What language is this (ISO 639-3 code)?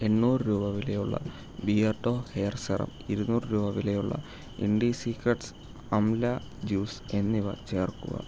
mal